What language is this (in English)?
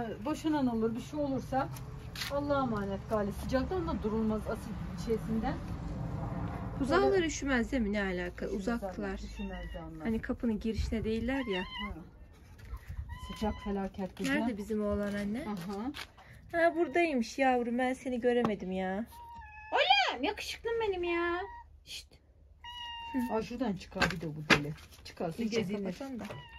Turkish